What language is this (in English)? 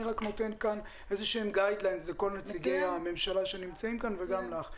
Hebrew